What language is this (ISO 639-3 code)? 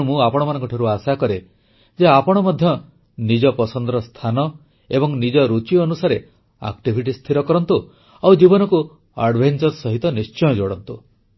ori